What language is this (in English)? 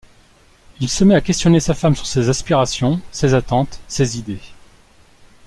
French